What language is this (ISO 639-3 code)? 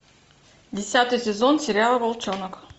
rus